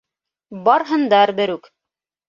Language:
Bashkir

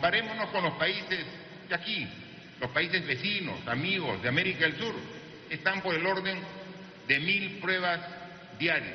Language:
Spanish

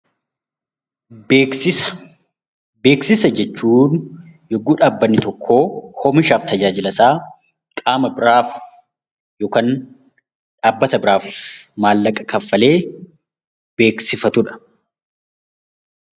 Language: Oromo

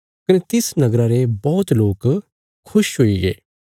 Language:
Bilaspuri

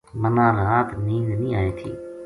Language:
Gujari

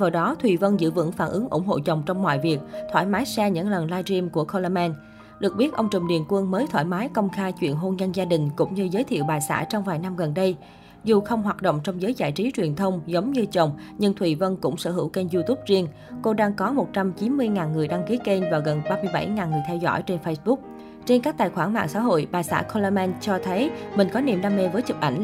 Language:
Vietnamese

